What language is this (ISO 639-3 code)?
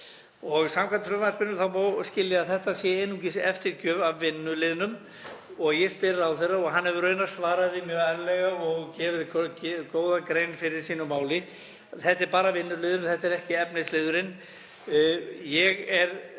isl